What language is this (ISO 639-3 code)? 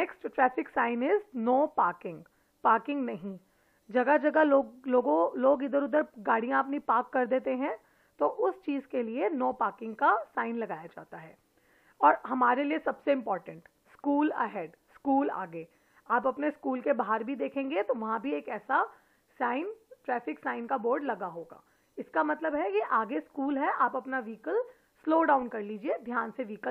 hin